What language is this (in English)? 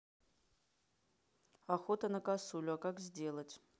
Russian